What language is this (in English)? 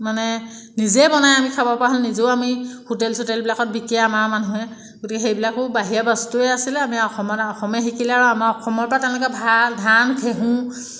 Assamese